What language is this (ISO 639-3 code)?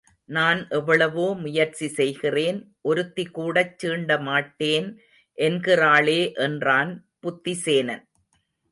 tam